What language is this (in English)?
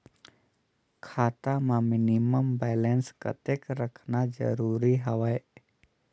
Chhattisgarhi